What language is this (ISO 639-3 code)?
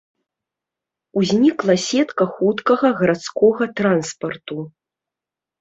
bel